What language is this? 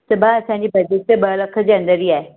Sindhi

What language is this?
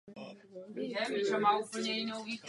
Czech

